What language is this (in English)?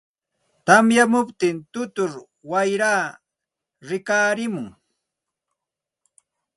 Santa Ana de Tusi Pasco Quechua